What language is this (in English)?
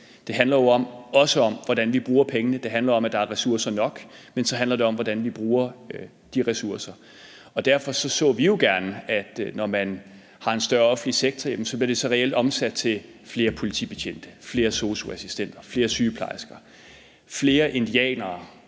Danish